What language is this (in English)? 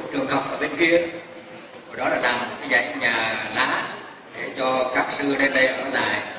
Vietnamese